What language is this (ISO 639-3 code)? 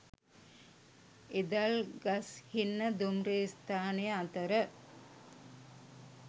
sin